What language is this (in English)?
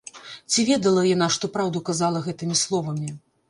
Belarusian